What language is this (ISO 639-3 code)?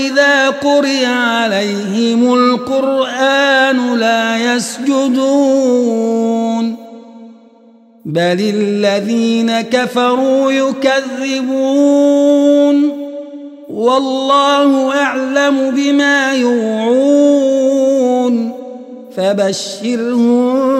ara